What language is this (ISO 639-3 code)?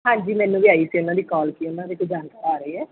pan